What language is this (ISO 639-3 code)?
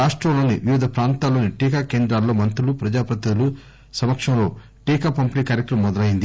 tel